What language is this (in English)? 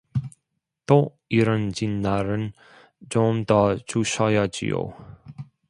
Korean